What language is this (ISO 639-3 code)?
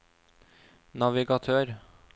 nor